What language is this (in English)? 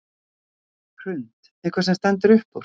Icelandic